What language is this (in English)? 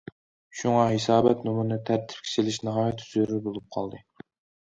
Uyghur